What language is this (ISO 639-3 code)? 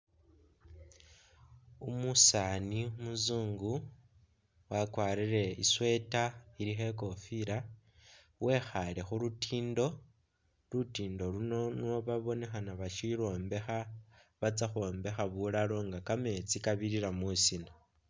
myx